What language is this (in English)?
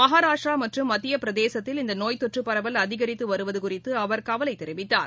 Tamil